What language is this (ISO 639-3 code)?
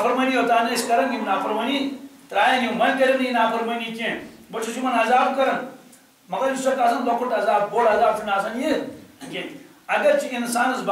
tur